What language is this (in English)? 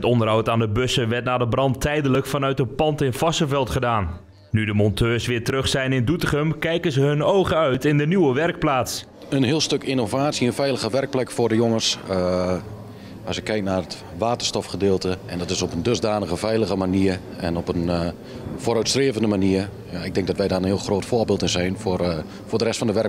Dutch